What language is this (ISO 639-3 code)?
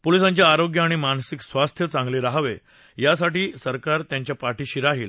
mar